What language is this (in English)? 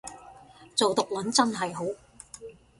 Cantonese